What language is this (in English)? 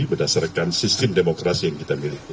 Indonesian